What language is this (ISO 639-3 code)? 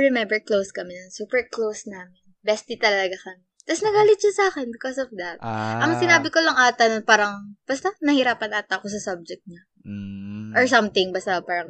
fil